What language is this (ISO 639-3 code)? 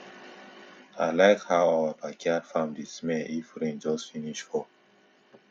pcm